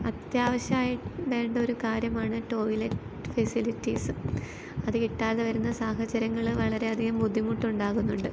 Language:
Malayalam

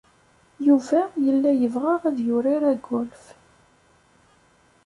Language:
Kabyle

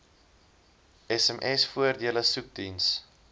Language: Afrikaans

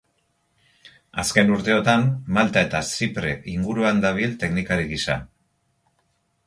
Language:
Basque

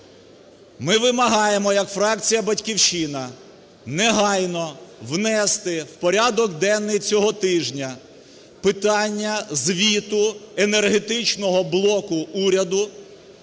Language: Ukrainian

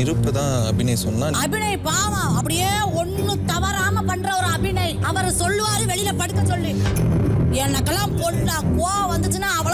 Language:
Vietnamese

